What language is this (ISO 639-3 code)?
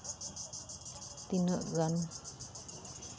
sat